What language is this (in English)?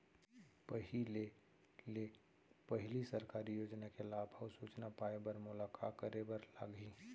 Chhattisgarhi